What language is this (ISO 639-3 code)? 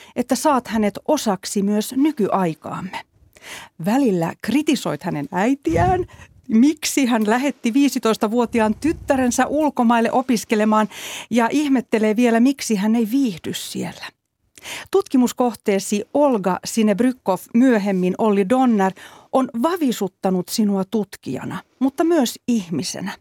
fin